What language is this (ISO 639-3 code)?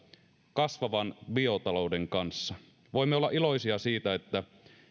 fin